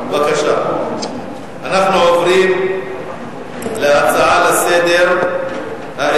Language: Hebrew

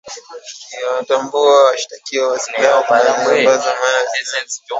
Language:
Swahili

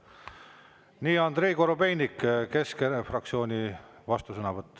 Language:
Estonian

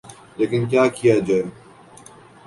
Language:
Urdu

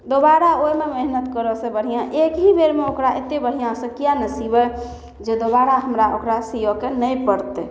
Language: Maithili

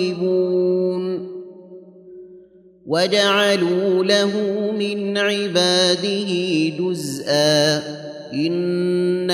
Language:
Arabic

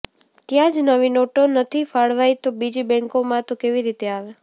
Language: Gujarati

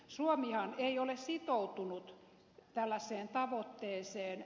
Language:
Finnish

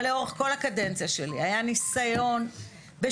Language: Hebrew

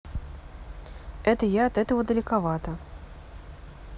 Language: Russian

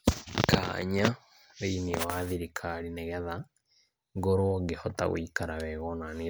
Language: Kikuyu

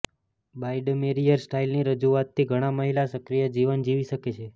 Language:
Gujarati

